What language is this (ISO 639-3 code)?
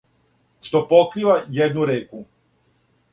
srp